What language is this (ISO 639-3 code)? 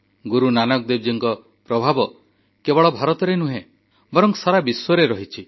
ori